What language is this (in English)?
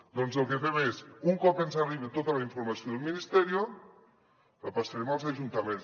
Catalan